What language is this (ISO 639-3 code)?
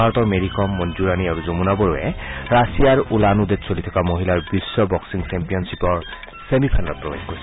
asm